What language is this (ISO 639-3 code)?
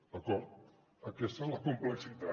cat